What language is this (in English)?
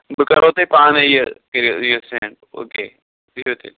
Kashmiri